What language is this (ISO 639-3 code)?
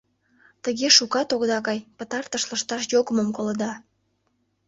chm